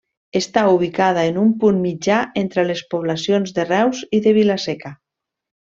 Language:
Catalan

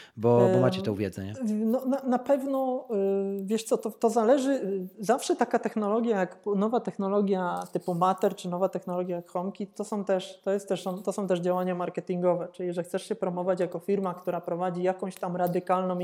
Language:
Polish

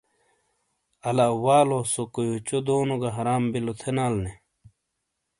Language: Shina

